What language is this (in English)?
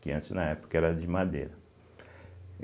Portuguese